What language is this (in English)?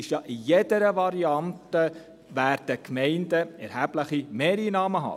Swiss German